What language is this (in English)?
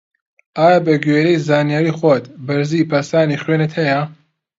Central Kurdish